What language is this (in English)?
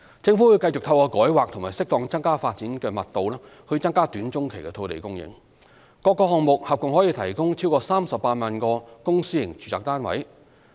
Cantonese